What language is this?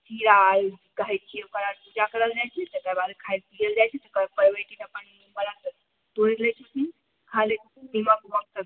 Maithili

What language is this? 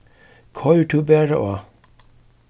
Faroese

